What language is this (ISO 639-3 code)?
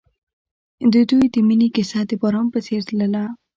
pus